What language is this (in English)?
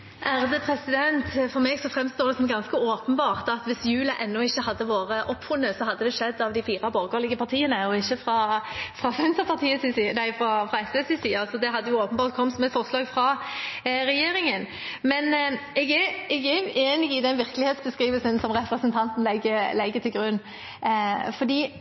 Norwegian